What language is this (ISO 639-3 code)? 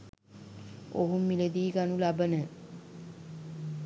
sin